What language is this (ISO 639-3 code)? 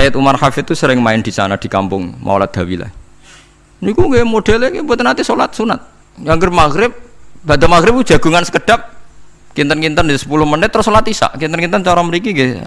ind